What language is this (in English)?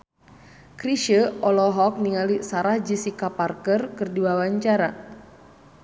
Sundanese